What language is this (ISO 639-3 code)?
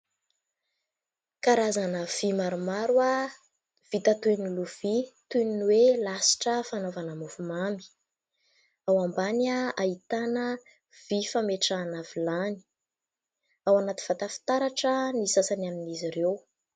mlg